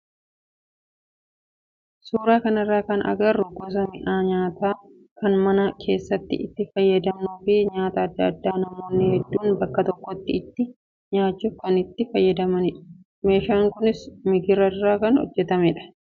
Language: Oromo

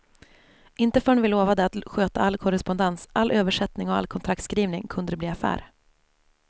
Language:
Swedish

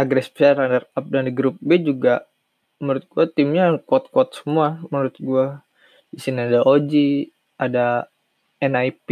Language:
Indonesian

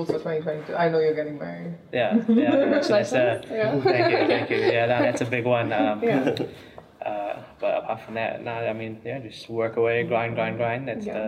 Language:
English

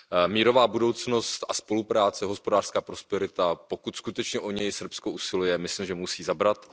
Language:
Czech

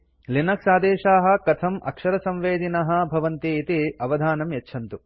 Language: Sanskrit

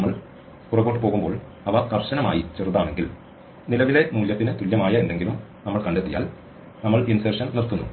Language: Malayalam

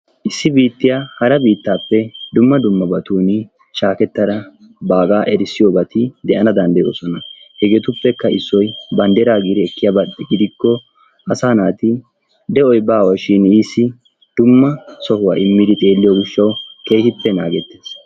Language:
Wolaytta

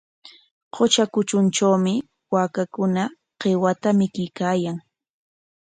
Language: Corongo Ancash Quechua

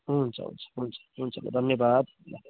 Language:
Nepali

